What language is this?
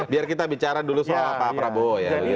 Indonesian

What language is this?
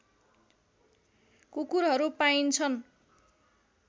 Nepali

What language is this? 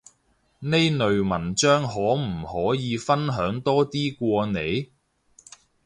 Cantonese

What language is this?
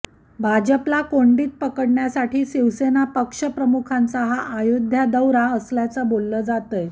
Marathi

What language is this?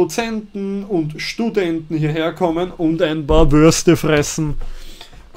German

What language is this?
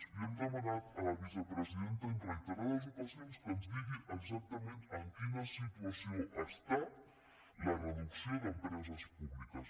Catalan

